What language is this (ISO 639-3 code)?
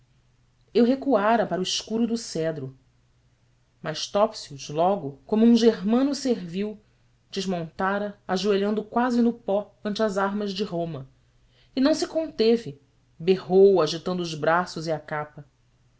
por